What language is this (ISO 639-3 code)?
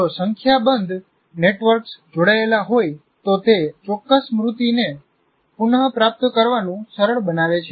guj